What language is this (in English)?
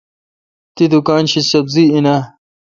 Kalkoti